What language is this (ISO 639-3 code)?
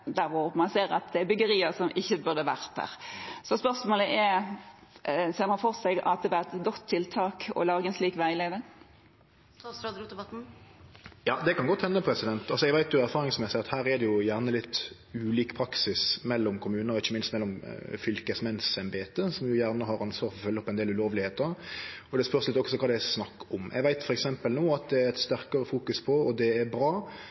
nor